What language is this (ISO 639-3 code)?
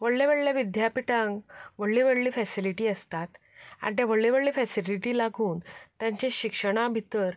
kok